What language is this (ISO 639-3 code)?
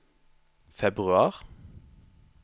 nor